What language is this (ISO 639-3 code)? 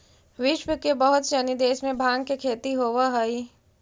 mag